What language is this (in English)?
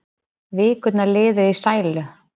Icelandic